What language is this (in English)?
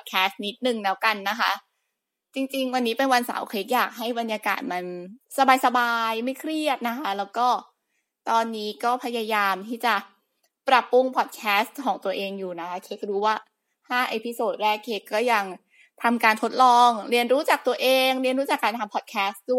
Thai